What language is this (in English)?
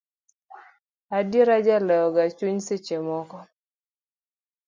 Luo (Kenya and Tanzania)